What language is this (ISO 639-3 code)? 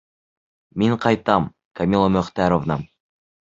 bak